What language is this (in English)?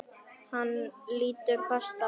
Icelandic